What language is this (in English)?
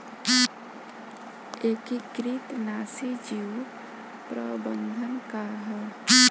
Bhojpuri